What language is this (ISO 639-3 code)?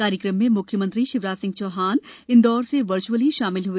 hin